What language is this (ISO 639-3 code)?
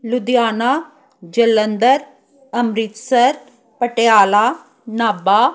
pan